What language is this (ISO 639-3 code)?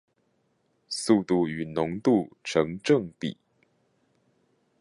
zho